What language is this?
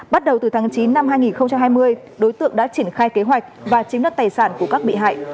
Vietnamese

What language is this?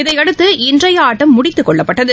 Tamil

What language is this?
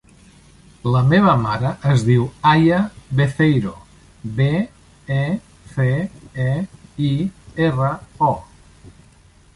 Catalan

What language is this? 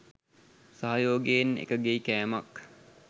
Sinhala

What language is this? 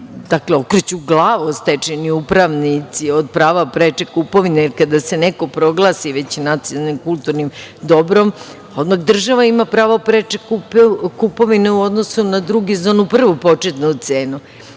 Serbian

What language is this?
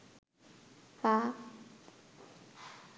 Bangla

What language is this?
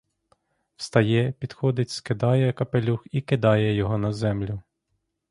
Ukrainian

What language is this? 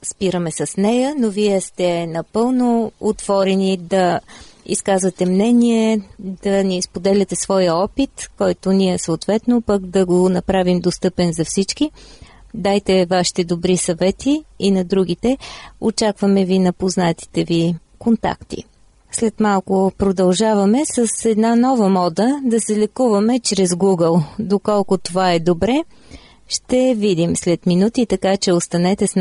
Bulgarian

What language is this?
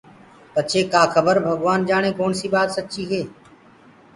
Gurgula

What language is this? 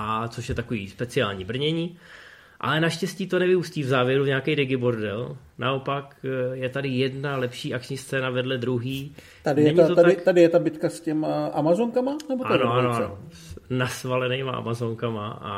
Czech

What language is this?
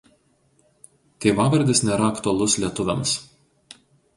Lithuanian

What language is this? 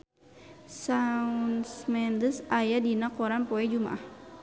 Sundanese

